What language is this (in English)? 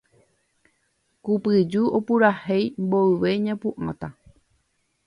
Guarani